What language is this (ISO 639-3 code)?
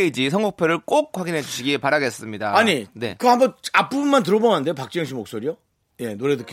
kor